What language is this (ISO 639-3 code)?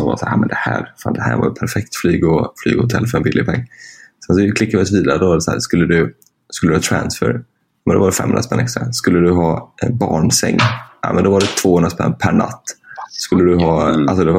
swe